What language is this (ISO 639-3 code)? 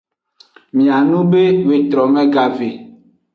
ajg